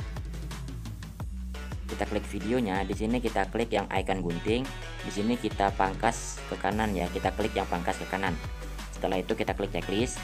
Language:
Indonesian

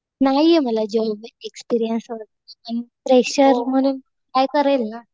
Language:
Marathi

